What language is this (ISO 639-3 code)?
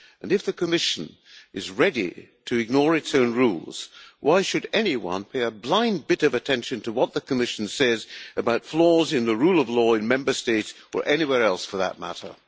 eng